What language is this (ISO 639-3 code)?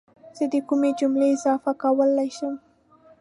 pus